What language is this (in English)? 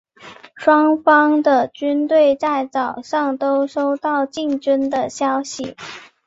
Chinese